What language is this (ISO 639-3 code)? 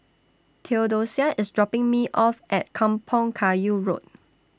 eng